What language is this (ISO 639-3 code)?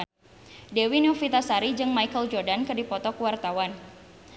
sun